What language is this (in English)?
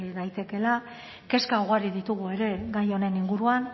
Basque